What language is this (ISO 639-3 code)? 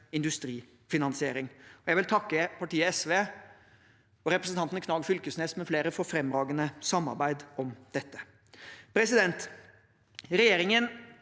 nor